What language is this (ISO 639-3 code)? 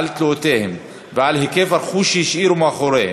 heb